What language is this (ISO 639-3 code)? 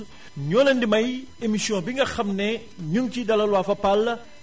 wol